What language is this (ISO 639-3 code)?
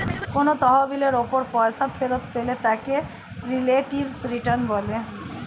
ben